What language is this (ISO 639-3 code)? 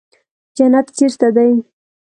pus